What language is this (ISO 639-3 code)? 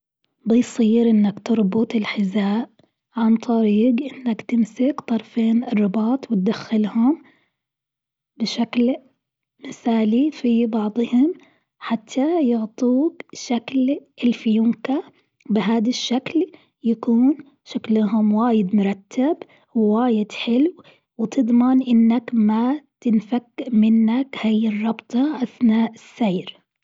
afb